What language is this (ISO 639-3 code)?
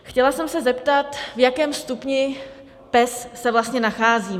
ces